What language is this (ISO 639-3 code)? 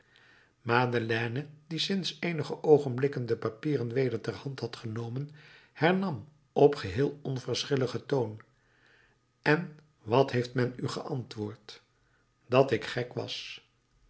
nld